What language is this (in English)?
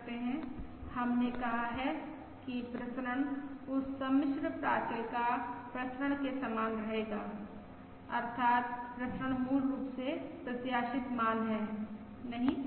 Hindi